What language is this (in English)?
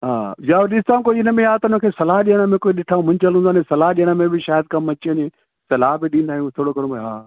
Sindhi